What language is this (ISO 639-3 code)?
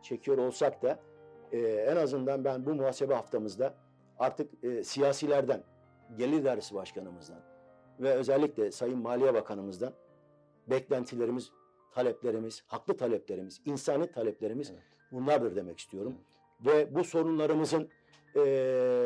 tur